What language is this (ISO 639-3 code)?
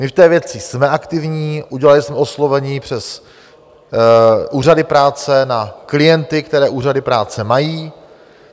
ces